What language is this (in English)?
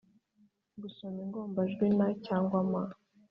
Kinyarwanda